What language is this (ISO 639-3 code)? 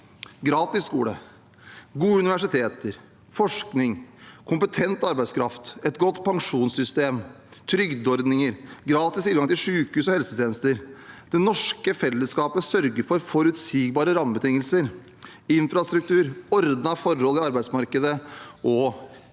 nor